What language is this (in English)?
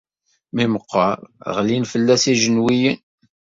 Kabyle